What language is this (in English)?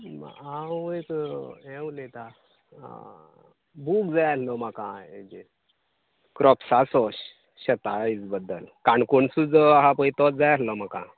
Konkani